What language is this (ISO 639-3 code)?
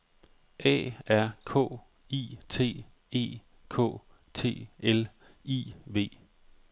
dan